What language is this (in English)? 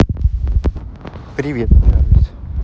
Russian